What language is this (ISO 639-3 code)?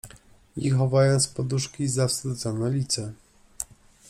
pol